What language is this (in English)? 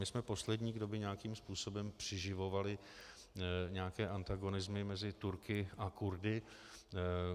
Czech